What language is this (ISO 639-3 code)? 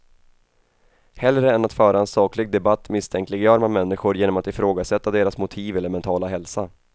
swe